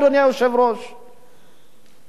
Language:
Hebrew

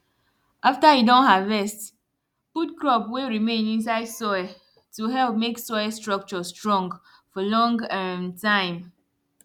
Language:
Nigerian Pidgin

